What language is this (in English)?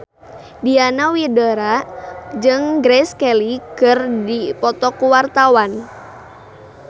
Sundanese